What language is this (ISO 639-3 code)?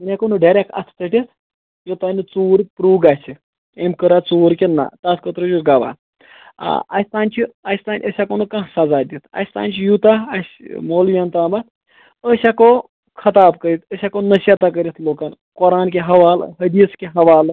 kas